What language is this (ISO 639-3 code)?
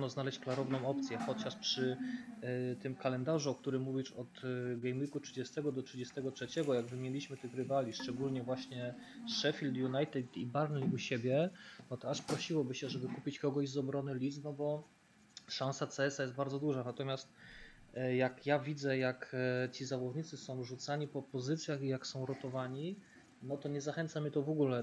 pol